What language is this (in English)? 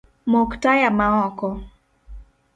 Luo (Kenya and Tanzania)